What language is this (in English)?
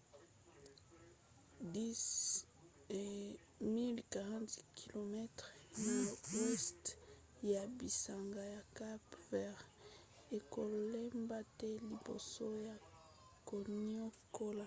Lingala